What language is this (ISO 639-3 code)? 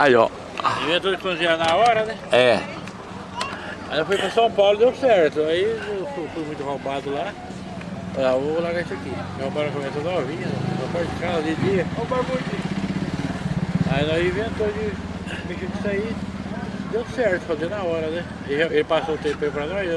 por